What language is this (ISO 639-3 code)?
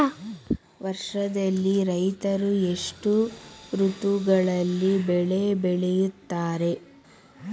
kan